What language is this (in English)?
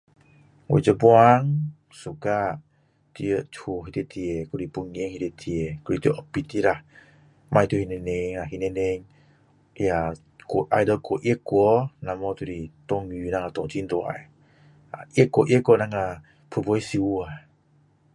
Min Dong Chinese